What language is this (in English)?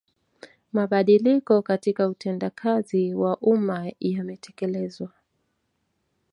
Swahili